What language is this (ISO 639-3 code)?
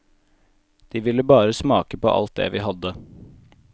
nor